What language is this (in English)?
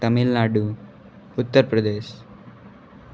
Hindi